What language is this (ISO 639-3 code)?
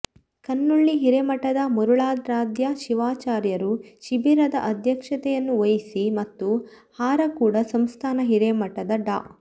kan